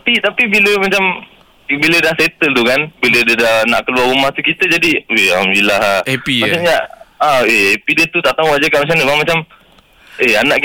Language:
Malay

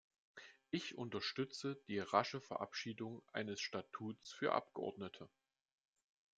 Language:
German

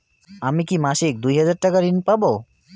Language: Bangla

